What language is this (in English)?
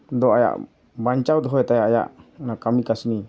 Santali